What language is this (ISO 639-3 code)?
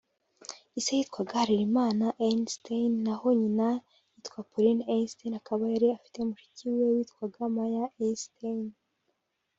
kin